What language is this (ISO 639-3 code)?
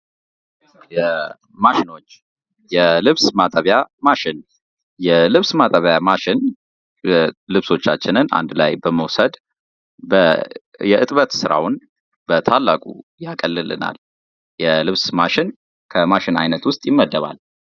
amh